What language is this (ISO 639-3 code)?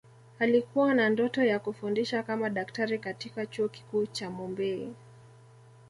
swa